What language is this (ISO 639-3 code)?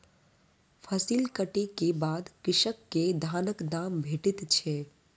mai